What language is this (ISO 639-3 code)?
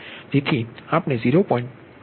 guj